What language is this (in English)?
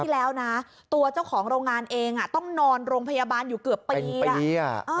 Thai